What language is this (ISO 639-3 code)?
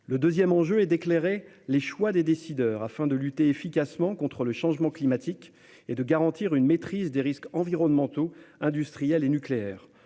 fra